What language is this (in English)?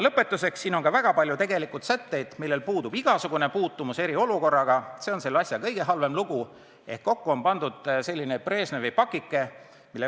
Estonian